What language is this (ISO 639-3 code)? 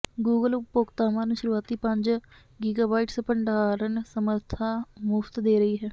pan